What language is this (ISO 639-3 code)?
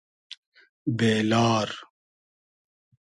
haz